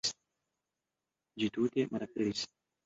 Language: Esperanto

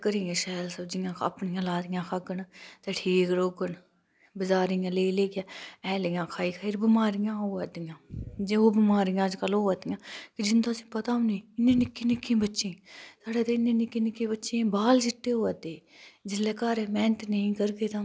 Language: Dogri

